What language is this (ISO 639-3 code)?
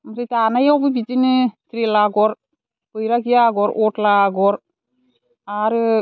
brx